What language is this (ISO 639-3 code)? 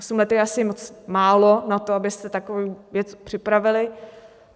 ces